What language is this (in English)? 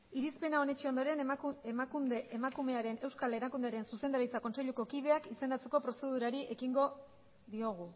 Basque